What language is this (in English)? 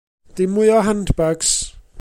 Welsh